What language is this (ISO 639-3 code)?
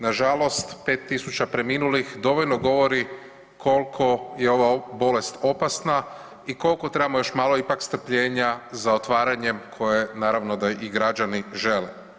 hrv